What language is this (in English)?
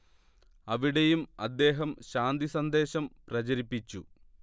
Malayalam